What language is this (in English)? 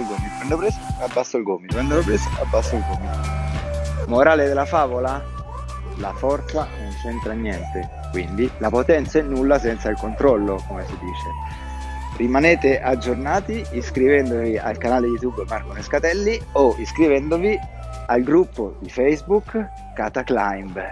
Italian